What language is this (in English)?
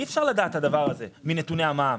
Hebrew